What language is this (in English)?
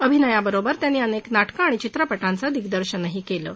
Marathi